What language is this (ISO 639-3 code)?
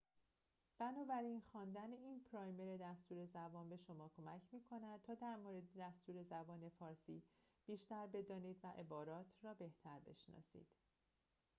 fas